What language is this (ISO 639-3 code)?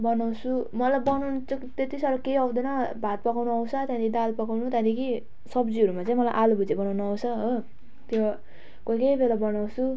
nep